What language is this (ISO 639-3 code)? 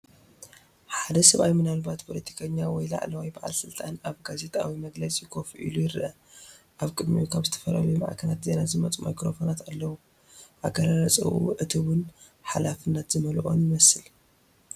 tir